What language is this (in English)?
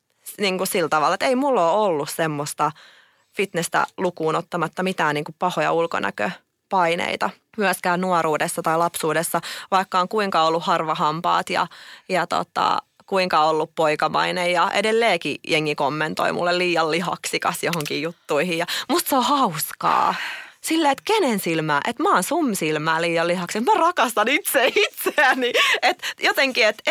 Finnish